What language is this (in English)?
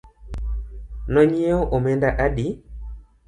Luo (Kenya and Tanzania)